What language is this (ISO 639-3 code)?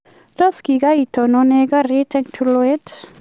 kln